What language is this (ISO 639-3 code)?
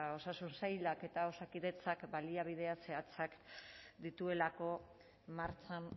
eus